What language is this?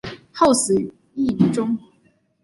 Chinese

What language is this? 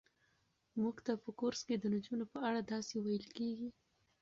Pashto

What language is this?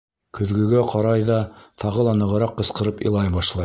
Bashkir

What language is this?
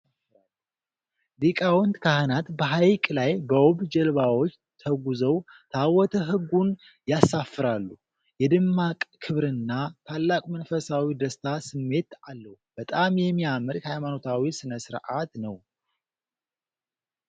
Amharic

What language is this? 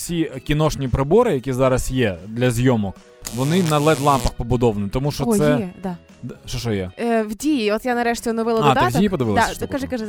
Ukrainian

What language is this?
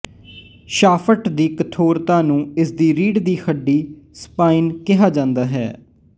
Punjabi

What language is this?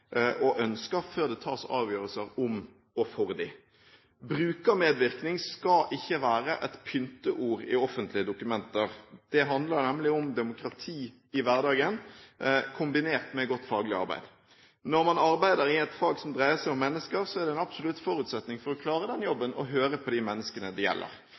Norwegian Bokmål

